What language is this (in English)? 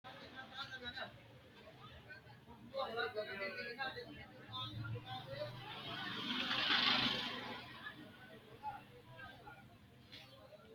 Sidamo